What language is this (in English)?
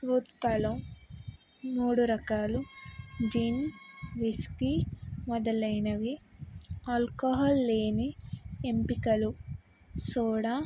Telugu